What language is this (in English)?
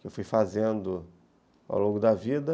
Portuguese